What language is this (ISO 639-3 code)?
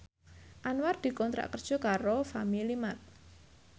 jav